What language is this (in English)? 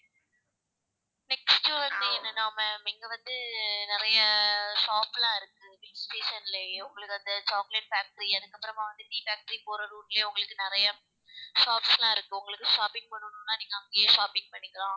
Tamil